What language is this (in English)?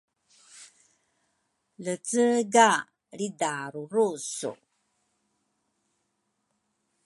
Rukai